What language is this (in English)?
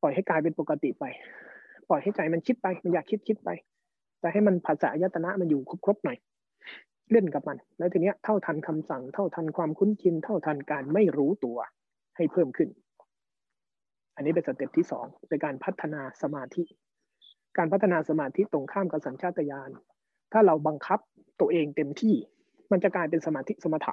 Thai